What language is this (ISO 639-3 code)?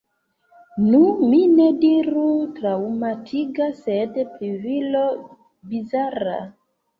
epo